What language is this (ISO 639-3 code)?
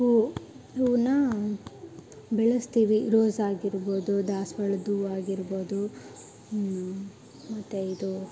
kan